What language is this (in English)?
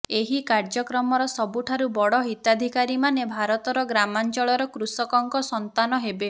Odia